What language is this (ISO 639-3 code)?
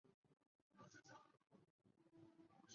zho